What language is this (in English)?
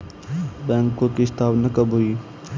Hindi